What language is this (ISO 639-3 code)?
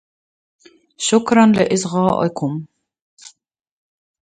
ara